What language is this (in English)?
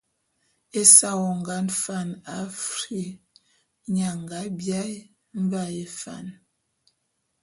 Bulu